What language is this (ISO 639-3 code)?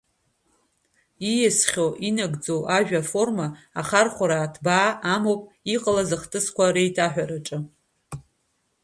abk